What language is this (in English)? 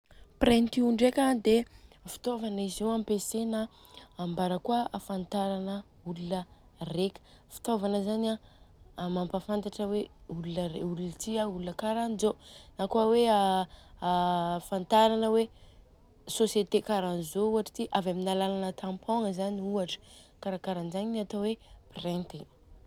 Southern Betsimisaraka Malagasy